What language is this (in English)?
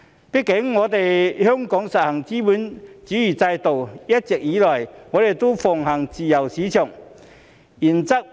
Cantonese